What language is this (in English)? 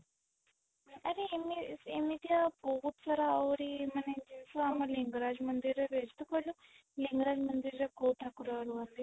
Odia